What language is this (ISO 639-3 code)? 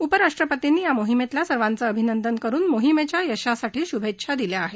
mar